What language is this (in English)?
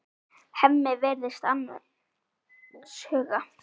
Icelandic